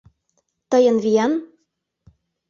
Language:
Mari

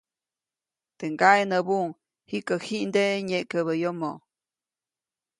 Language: Copainalá Zoque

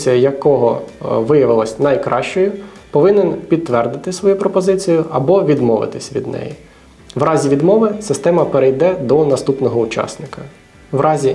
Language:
Ukrainian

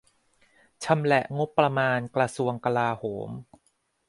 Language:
Thai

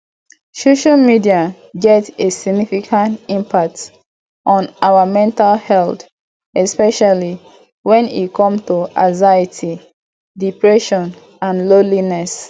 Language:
Nigerian Pidgin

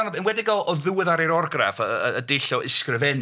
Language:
Welsh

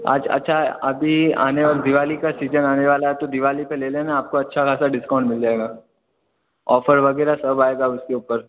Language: Hindi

